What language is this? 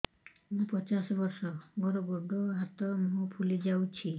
Odia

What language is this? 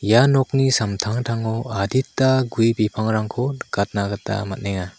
Garo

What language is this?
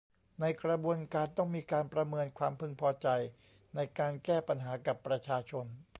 Thai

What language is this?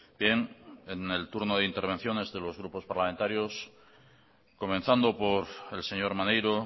Spanish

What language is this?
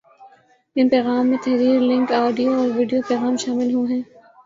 Urdu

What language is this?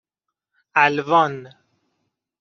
Persian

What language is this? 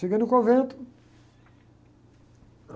Portuguese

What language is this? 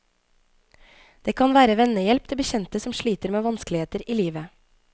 Norwegian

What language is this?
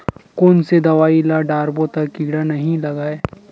Chhattisgarhi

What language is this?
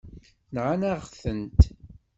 Kabyle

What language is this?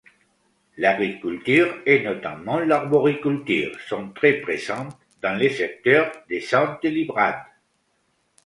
French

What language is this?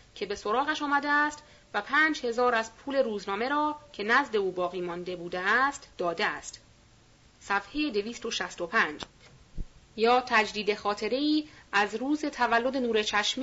Persian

